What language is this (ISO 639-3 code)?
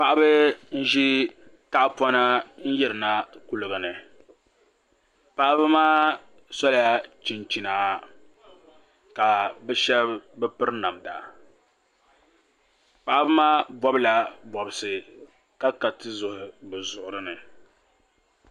dag